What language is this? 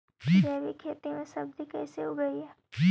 Magahi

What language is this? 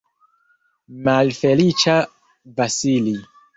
Esperanto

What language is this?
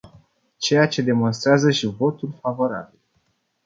Romanian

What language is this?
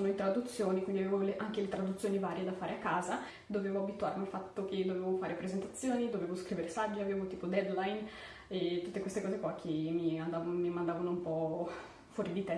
Italian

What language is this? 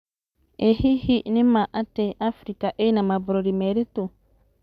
Kikuyu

